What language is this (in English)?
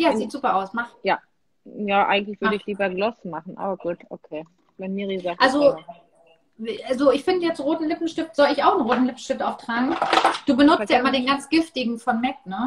German